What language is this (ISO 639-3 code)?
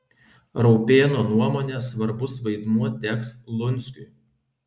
lit